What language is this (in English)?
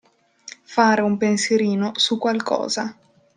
Italian